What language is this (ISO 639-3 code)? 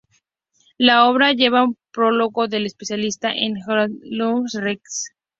spa